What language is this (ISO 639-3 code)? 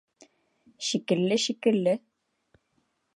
bak